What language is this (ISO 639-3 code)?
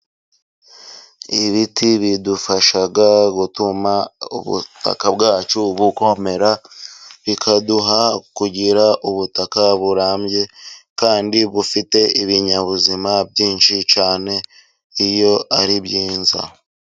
kin